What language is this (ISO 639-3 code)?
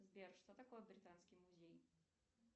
rus